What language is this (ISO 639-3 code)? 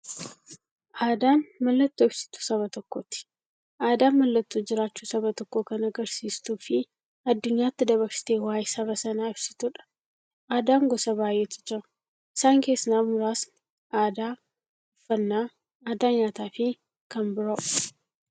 orm